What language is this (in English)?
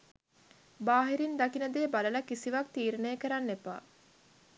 Sinhala